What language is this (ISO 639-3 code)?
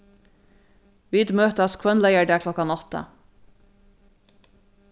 fao